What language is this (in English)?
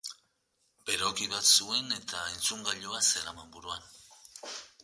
Basque